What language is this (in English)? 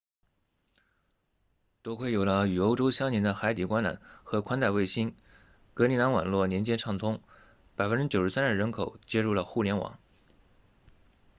Chinese